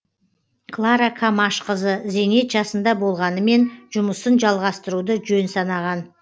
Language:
Kazakh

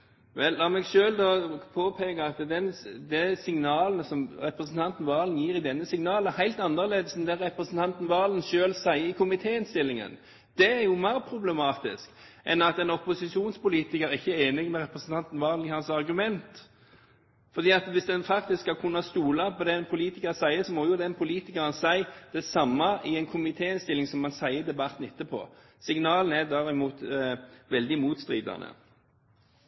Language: Norwegian Bokmål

